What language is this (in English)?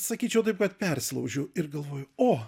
Lithuanian